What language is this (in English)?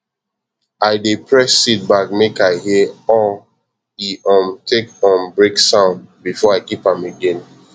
Nigerian Pidgin